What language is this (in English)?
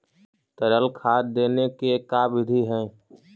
Magahi